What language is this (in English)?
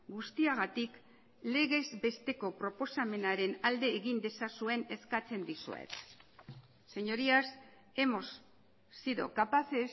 Basque